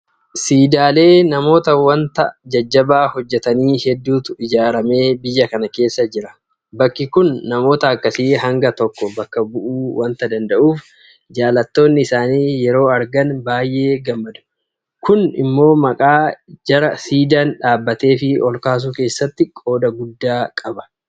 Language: Oromo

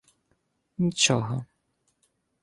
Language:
Ukrainian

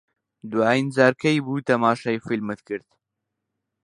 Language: Central Kurdish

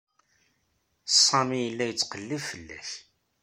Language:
Kabyle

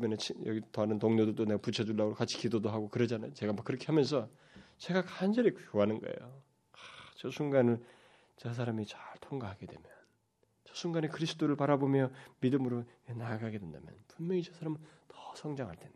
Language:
Korean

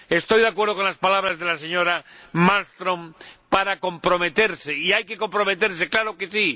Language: Spanish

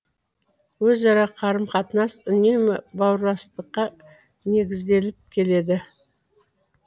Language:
Kazakh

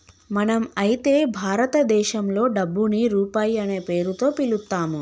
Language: Telugu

